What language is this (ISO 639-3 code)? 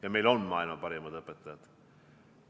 est